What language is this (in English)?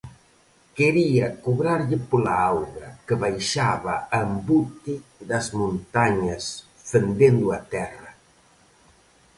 Galician